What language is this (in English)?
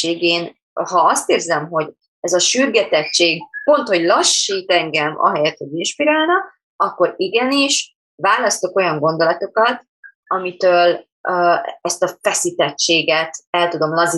Hungarian